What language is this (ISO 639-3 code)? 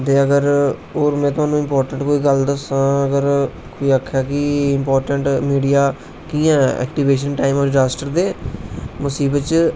doi